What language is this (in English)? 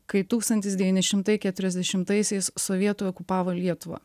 Lithuanian